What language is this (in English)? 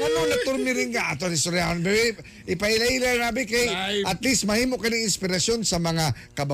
Filipino